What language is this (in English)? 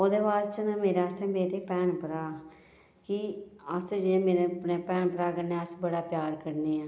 Dogri